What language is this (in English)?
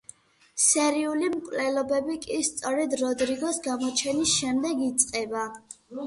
Georgian